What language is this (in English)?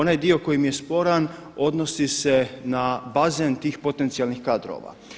Croatian